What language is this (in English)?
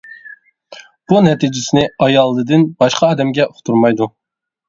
Uyghur